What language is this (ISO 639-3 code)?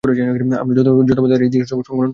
ben